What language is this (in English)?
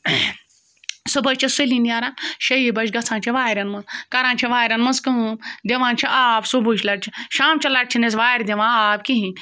Kashmiri